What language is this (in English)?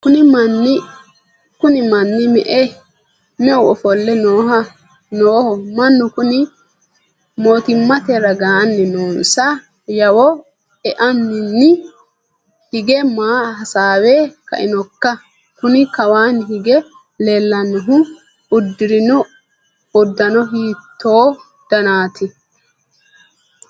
Sidamo